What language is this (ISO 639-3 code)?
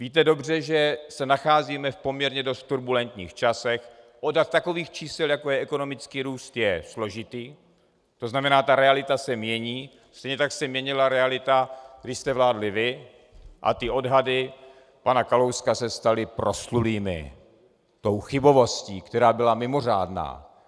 ces